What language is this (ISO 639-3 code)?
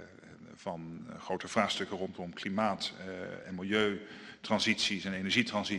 nld